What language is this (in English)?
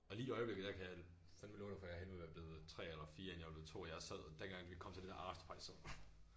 Danish